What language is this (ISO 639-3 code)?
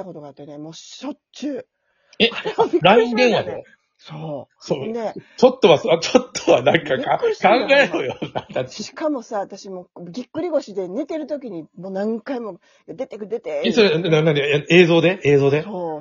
jpn